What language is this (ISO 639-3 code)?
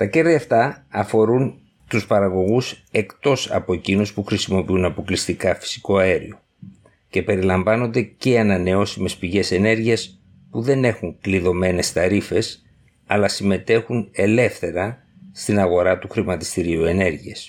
ell